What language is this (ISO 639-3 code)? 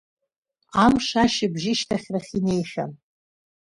abk